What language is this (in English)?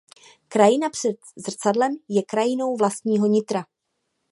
Czech